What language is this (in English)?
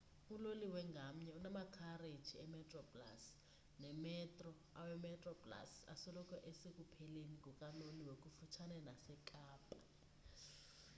Xhosa